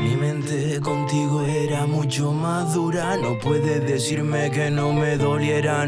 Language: Spanish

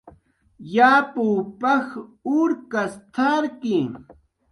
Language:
Jaqaru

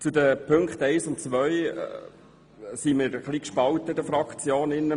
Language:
Swiss German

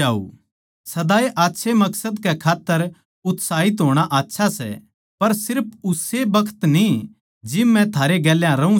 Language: Haryanvi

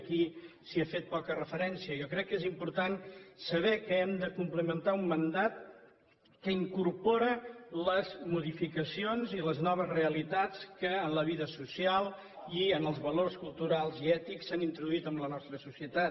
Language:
Catalan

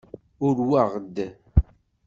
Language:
Kabyle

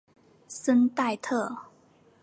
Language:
Chinese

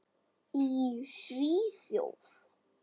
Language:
Icelandic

